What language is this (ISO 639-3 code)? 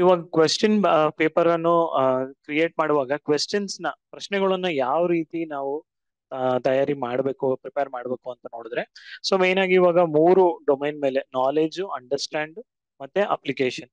kan